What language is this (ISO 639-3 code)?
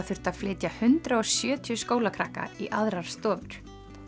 isl